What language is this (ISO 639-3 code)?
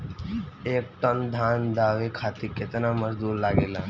bho